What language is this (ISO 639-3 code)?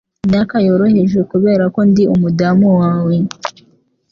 kin